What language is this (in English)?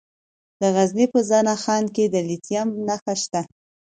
Pashto